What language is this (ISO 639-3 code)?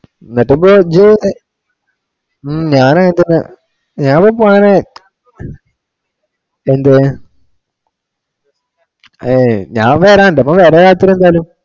mal